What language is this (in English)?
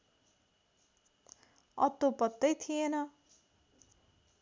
Nepali